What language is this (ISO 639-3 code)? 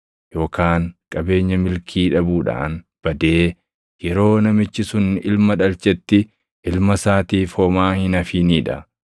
orm